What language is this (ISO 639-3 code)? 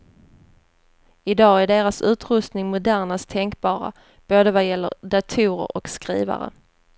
swe